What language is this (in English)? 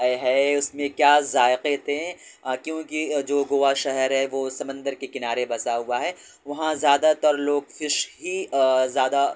Urdu